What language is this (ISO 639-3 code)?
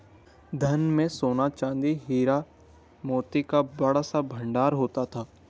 hin